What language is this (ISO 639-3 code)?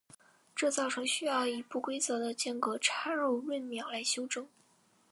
zho